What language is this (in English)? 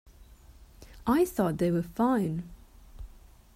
English